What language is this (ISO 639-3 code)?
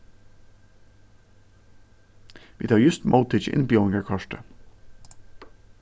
fao